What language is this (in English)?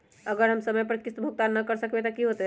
Magahi